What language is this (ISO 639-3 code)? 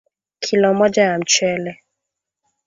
swa